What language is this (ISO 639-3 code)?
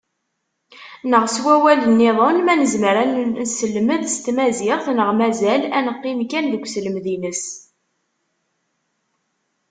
kab